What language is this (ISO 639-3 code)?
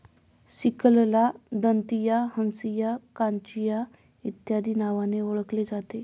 mar